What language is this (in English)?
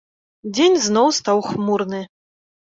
Belarusian